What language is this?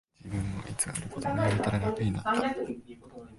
Japanese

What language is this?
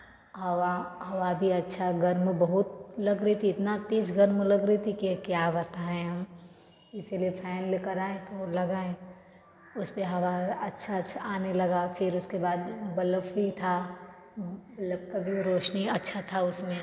Hindi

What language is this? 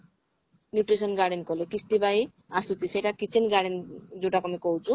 Odia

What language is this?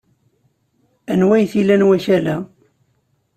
Kabyle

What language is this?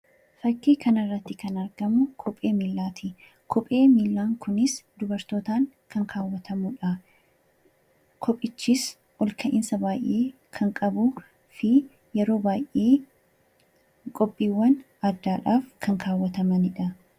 Oromo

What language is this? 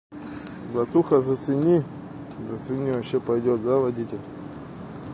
Russian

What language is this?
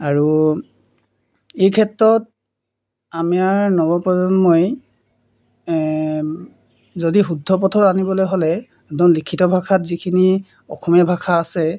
Assamese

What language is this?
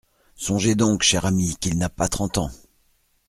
French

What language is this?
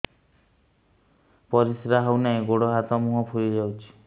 Odia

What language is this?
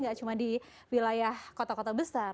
Indonesian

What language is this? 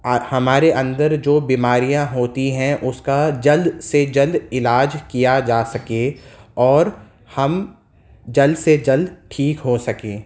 Urdu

